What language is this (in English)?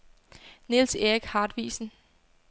Danish